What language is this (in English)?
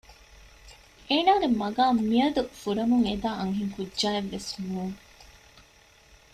Divehi